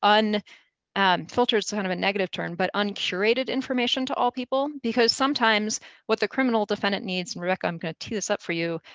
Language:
English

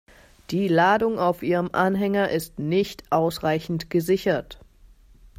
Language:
German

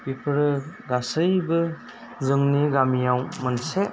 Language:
Bodo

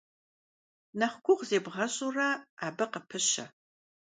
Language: Kabardian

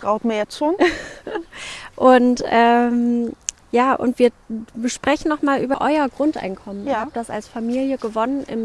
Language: German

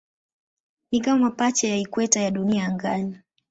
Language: Swahili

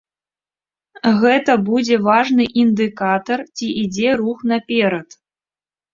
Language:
Belarusian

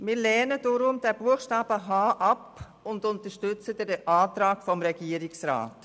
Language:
Swiss German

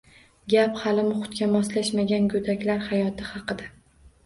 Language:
Uzbek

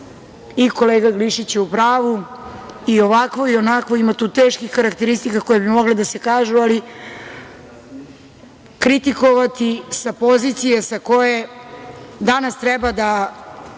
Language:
Serbian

